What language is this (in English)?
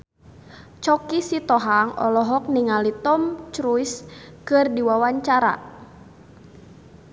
Sundanese